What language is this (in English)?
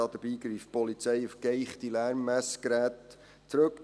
Swiss German